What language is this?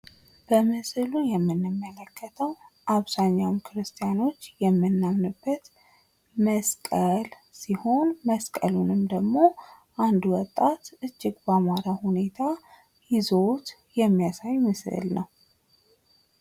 Amharic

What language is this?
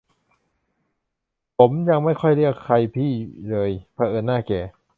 Thai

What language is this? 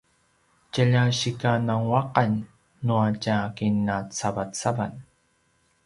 Paiwan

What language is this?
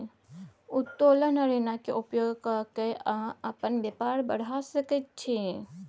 Maithili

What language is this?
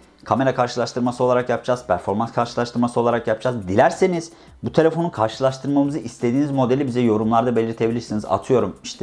Turkish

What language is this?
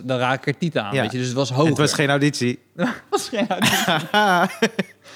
Dutch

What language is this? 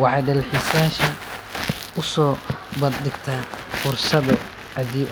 Somali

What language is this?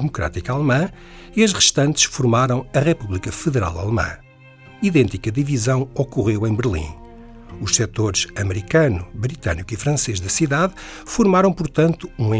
Portuguese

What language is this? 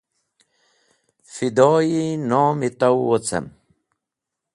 Wakhi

